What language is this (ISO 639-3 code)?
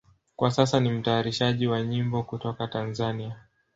swa